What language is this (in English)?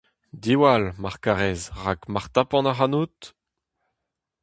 Breton